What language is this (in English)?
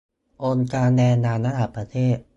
Thai